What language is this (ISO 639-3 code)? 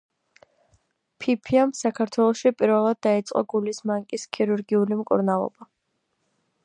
kat